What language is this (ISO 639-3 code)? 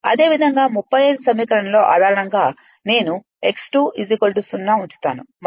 tel